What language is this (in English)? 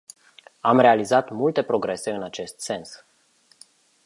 Romanian